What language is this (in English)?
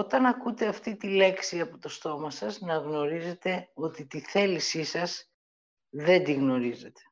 Greek